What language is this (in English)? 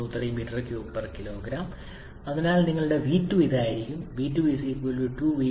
Malayalam